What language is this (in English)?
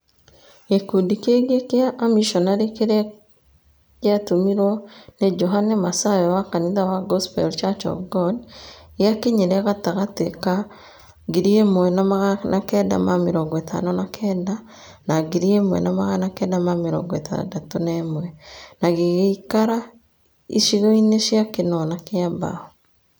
Kikuyu